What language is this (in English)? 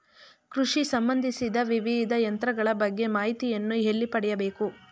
Kannada